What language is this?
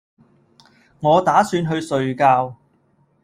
Cantonese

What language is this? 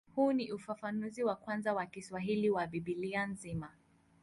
Swahili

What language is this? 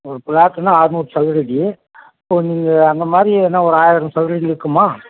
Tamil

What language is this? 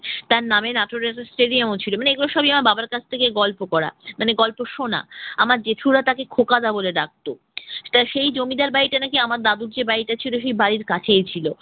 Bangla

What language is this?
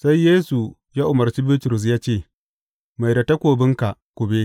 Hausa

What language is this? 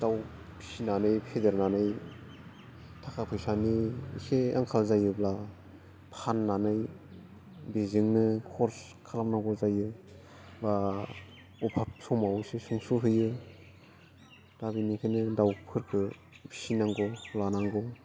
Bodo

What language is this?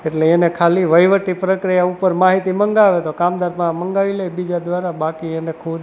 Gujarati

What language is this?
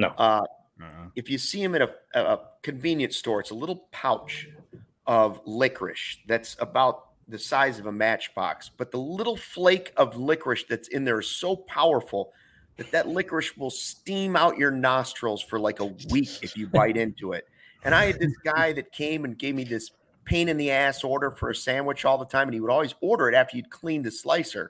English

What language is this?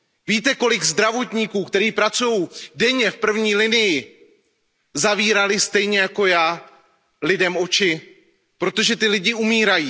Czech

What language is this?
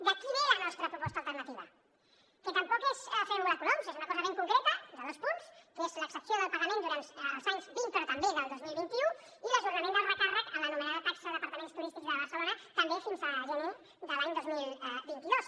Catalan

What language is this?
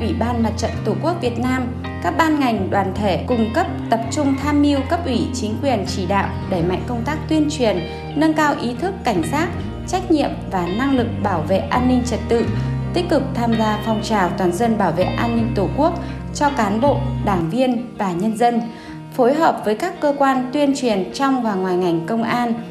Vietnamese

